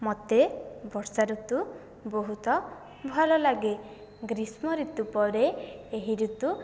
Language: Odia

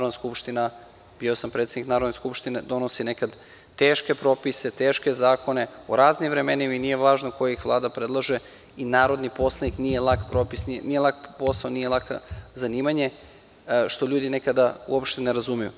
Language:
Serbian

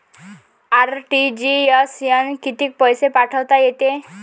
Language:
Marathi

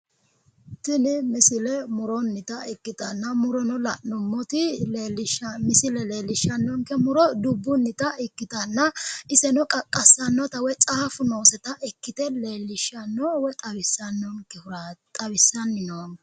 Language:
Sidamo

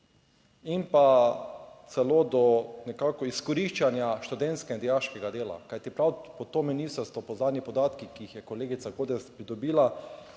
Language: Slovenian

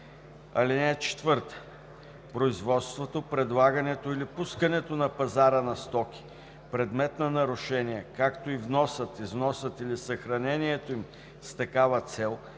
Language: Bulgarian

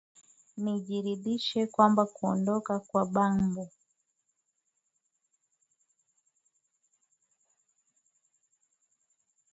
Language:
Swahili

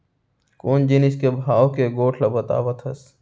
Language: Chhattisgarhi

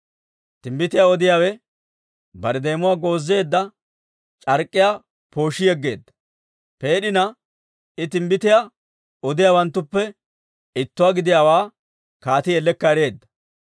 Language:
Dawro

